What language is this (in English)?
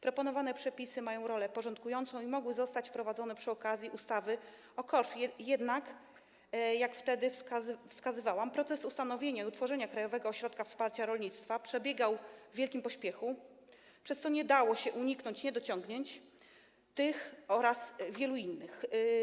Polish